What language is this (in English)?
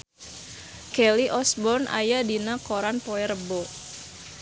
Sundanese